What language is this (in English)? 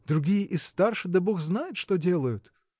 Russian